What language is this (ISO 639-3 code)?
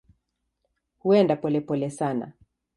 swa